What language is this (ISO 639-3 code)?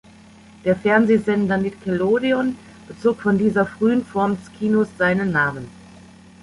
deu